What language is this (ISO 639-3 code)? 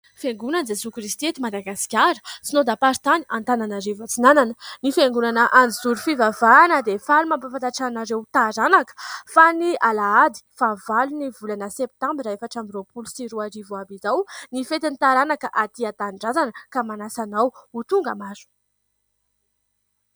mlg